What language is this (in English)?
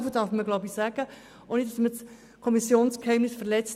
Swiss German